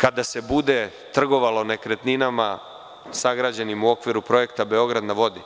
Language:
Serbian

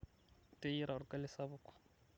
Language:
Masai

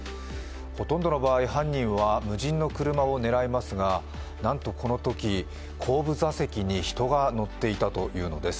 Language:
Japanese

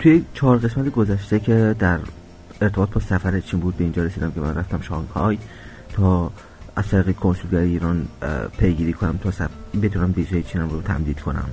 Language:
Persian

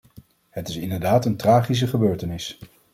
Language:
Dutch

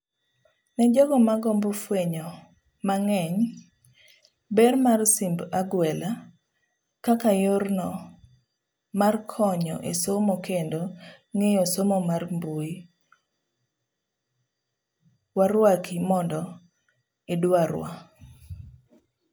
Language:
Luo (Kenya and Tanzania)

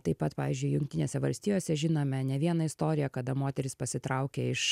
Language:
Lithuanian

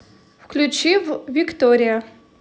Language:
Russian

